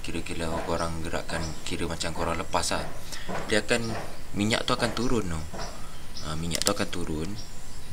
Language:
Malay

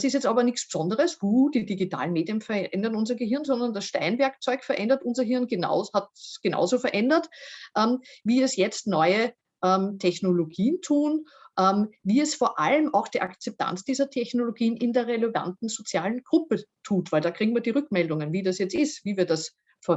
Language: German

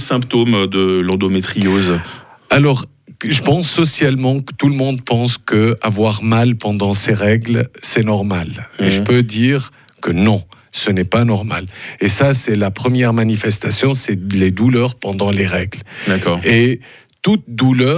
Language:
French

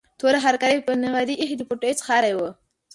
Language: Pashto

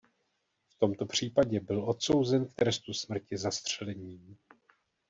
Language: Czech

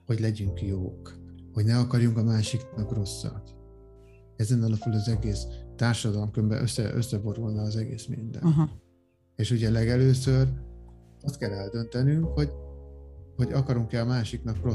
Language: Hungarian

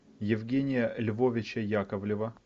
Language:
Russian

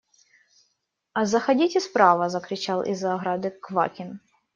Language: Russian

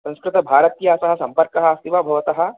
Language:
Sanskrit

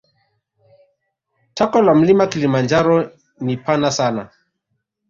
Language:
Swahili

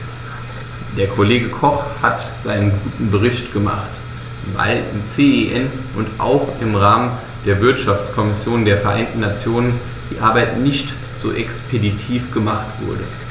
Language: German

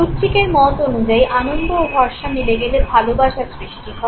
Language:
Bangla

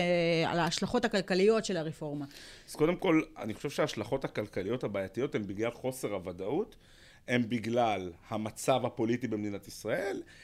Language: Hebrew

